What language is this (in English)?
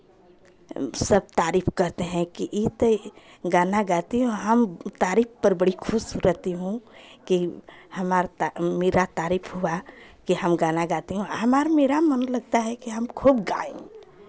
Hindi